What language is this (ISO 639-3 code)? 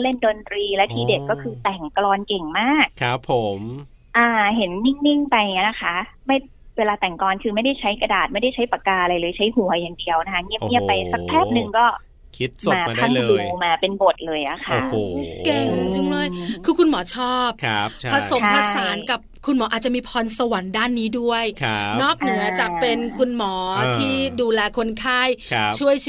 tha